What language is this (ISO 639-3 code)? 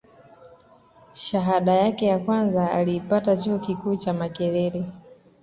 swa